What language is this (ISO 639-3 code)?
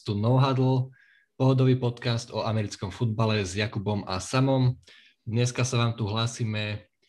slk